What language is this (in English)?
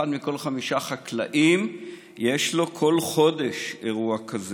Hebrew